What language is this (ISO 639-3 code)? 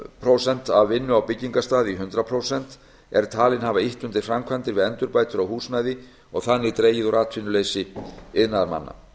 isl